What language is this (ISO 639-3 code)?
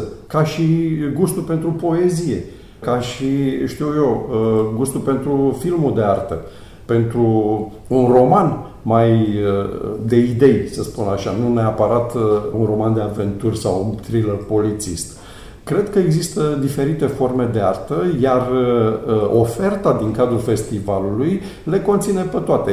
ron